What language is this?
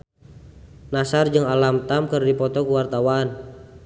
Sundanese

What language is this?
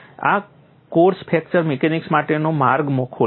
Gujarati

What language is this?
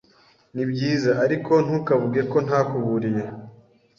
Kinyarwanda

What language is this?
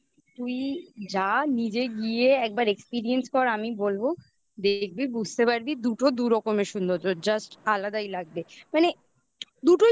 Bangla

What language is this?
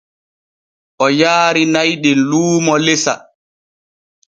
Borgu Fulfulde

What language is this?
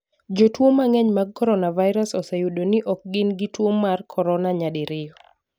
Luo (Kenya and Tanzania)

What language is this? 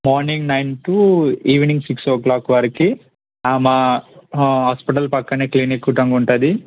Telugu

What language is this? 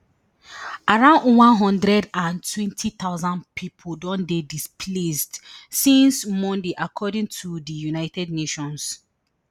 Nigerian Pidgin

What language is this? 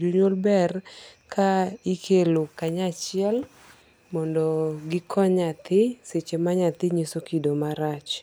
Luo (Kenya and Tanzania)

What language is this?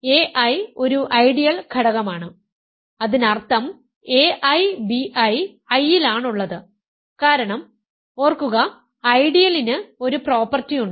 Malayalam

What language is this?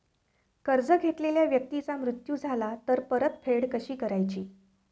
Marathi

